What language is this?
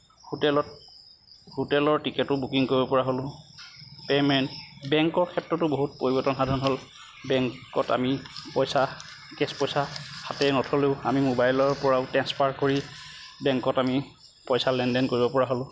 Assamese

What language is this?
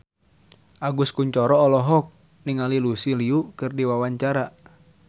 Sundanese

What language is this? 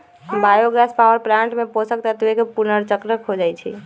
Magahi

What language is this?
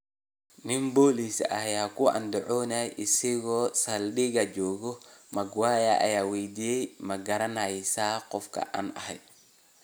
Somali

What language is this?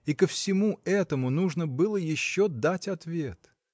Russian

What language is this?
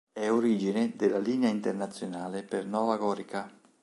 Italian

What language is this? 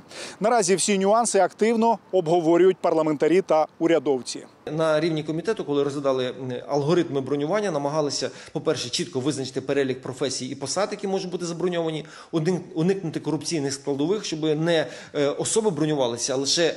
Ukrainian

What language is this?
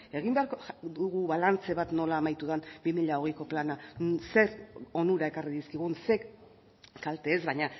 Basque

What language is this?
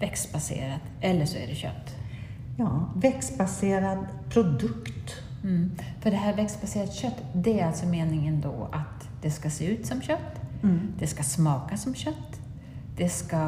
Swedish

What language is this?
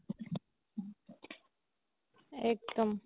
Assamese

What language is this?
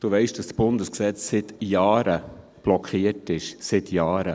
Swiss German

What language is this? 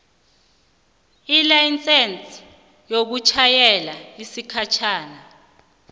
South Ndebele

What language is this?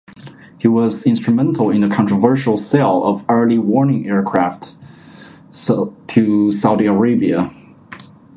English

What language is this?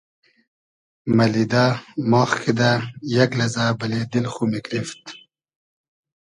Hazaragi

